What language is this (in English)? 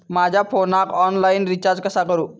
Marathi